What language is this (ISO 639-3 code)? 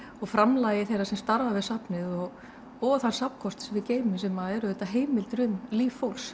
isl